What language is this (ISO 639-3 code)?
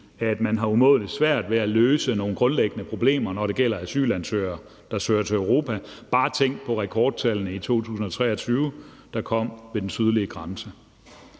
dan